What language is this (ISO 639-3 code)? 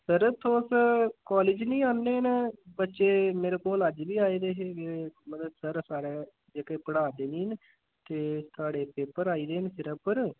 doi